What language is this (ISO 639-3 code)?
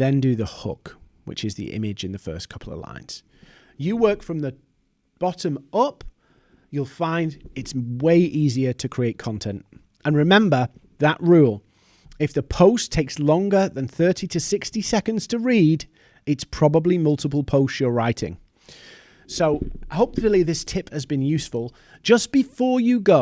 eng